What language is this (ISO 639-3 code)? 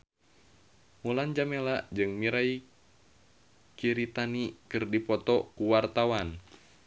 sun